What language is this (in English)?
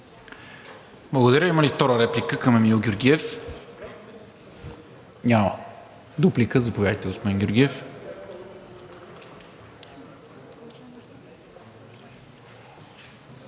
Bulgarian